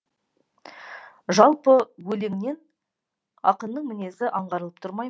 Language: Kazakh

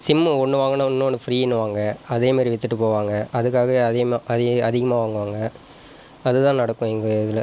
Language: Tamil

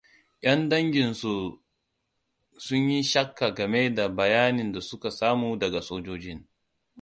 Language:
Hausa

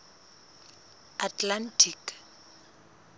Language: Southern Sotho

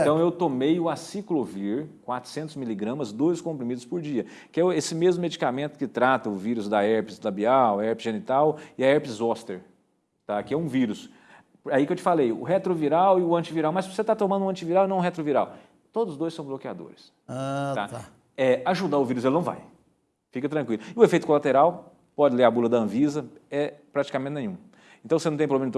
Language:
Portuguese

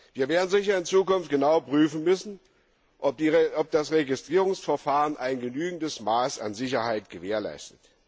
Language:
German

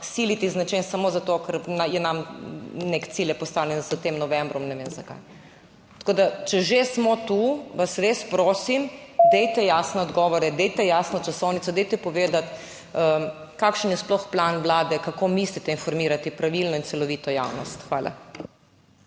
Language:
Slovenian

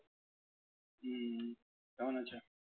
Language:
Bangla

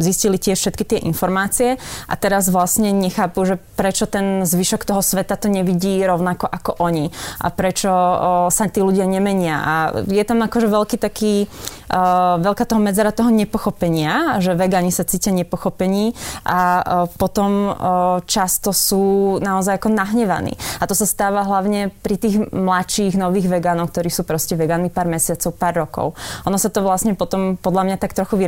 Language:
Slovak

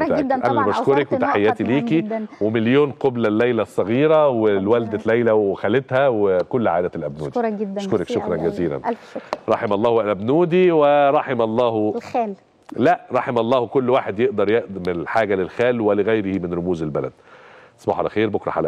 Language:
Arabic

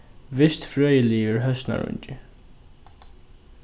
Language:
Faroese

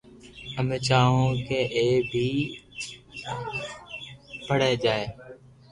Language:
Loarki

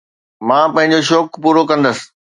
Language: Sindhi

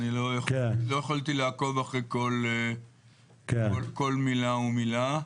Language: Hebrew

